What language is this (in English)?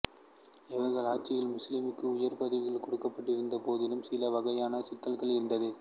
Tamil